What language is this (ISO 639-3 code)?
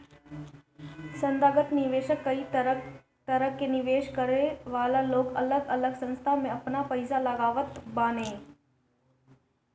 bho